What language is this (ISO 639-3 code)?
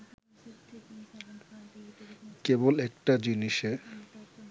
ben